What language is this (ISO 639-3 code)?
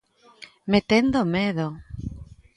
glg